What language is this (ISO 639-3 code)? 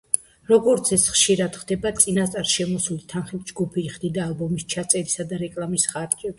kat